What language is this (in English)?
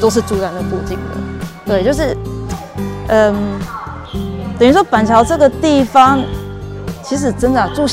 Chinese